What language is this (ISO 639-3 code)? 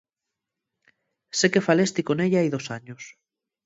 ast